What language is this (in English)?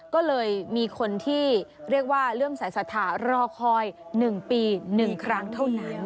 Thai